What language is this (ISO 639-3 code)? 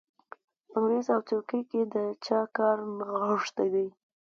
pus